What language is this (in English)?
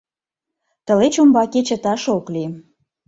Mari